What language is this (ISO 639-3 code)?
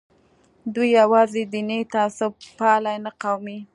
pus